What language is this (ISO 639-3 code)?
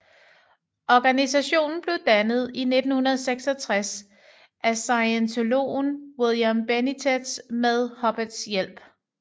dan